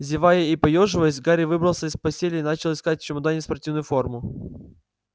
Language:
Russian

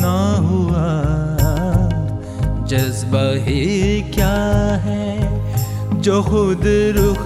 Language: Hindi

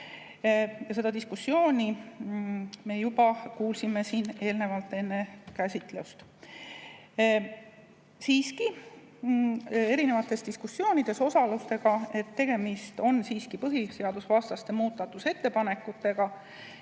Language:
Estonian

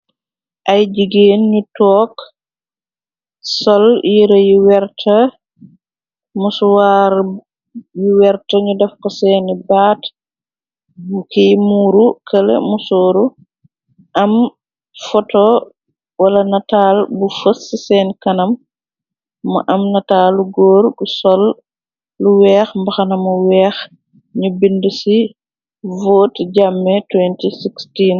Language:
Wolof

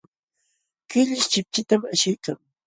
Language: Jauja Wanca Quechua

